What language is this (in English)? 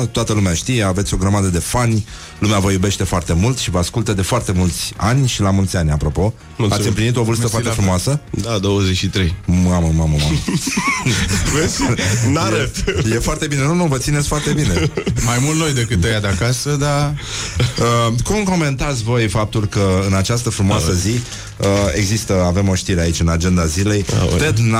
Romanian